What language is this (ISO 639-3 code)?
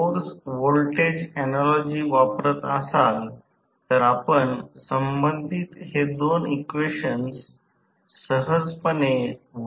mar